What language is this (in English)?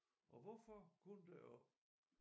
Danish